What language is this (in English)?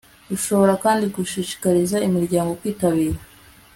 Kinyarwanda